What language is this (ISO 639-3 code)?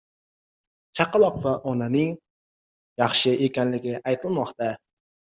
uzb